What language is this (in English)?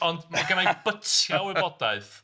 Welsh